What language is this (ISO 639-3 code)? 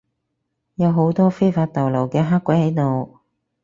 yue